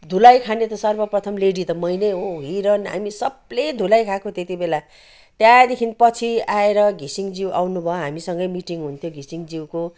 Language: Nepali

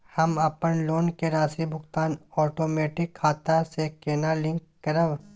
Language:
Maithili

